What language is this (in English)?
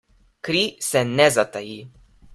Slovenian